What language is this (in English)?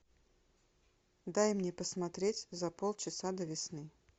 Russian